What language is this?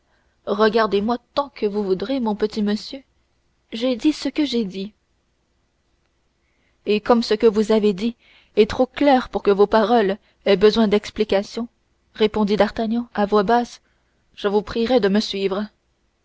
French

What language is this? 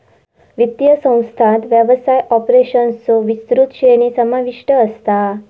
Marathi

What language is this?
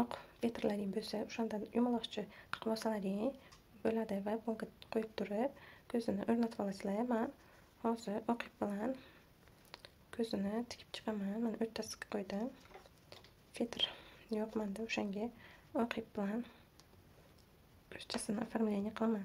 Turkish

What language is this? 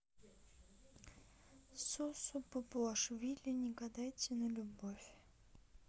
Russian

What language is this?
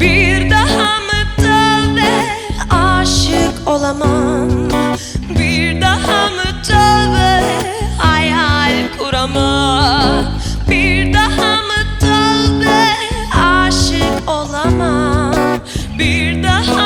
Turkish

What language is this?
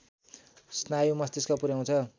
Nepali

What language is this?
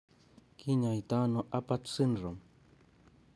Kalenjin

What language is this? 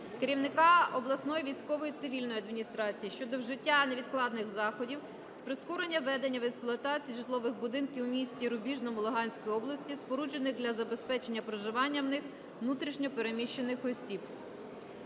Ukrainian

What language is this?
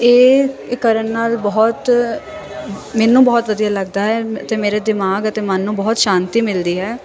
Punjabi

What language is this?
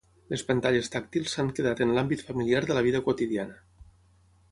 Catalan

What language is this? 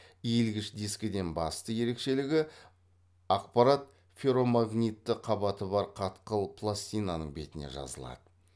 Kazakh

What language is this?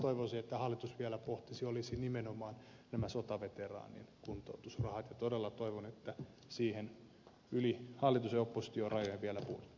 Finnish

